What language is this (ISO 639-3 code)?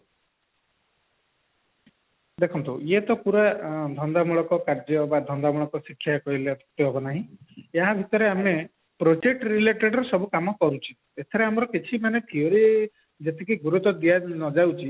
ori